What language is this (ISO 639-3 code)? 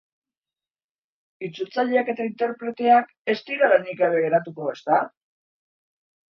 eus